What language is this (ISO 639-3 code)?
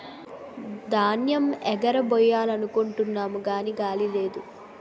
tel